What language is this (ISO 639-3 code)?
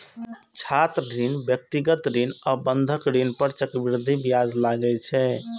mai